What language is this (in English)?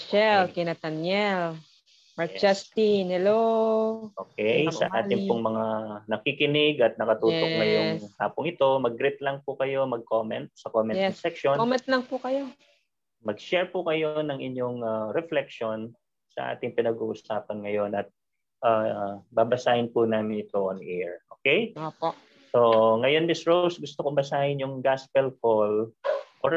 Filipino